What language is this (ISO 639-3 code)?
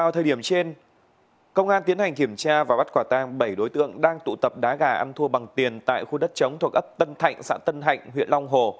vie